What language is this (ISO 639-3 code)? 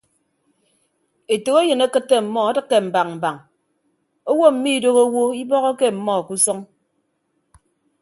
ibb